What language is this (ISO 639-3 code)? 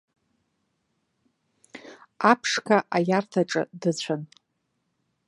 abk